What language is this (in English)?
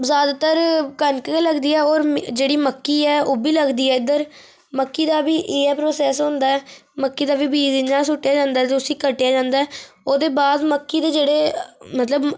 Dogri